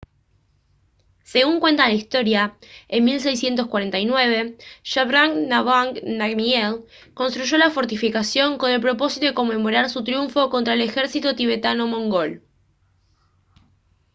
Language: Spanish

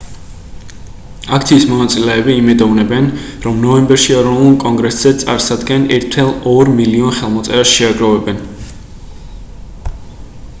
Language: Georgian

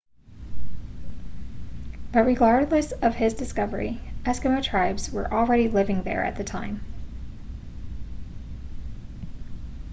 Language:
English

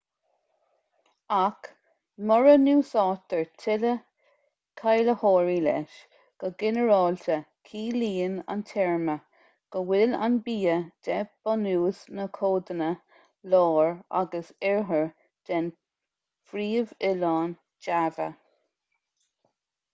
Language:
Irish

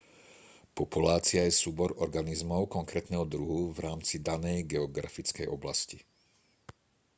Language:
Slovak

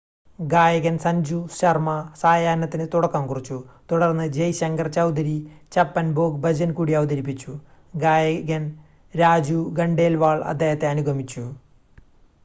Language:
Malayalam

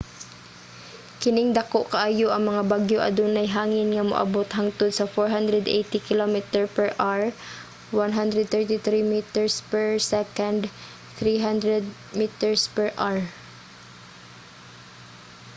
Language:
Cebuano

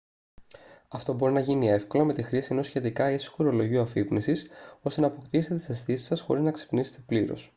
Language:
Greek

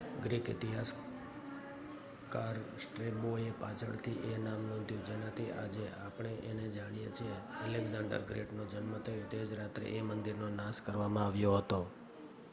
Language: Gujarati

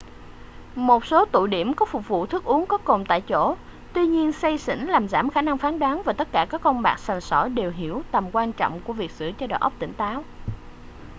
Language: Vietnamese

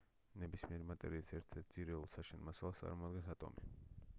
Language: Georgian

